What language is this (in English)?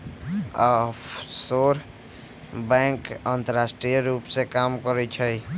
Magahi